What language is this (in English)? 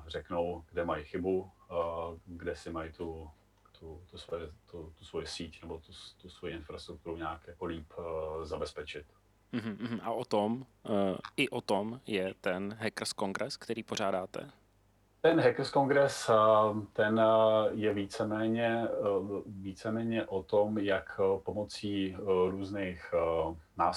Czech